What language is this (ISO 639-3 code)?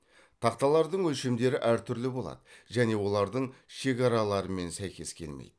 kaz